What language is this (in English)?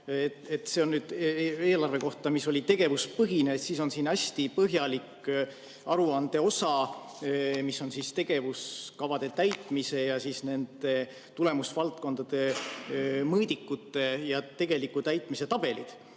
Estonian